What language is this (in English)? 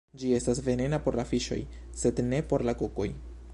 Esperanto